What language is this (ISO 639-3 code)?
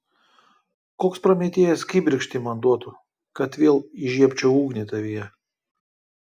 lit